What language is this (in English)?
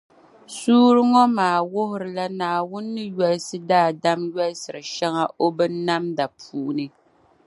Dagbani